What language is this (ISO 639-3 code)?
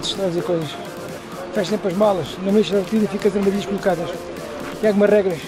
por